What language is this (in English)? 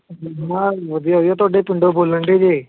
Punjabi